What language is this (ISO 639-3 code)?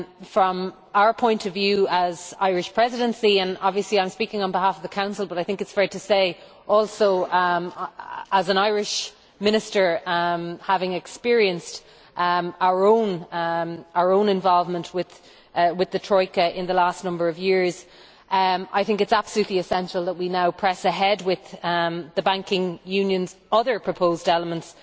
eng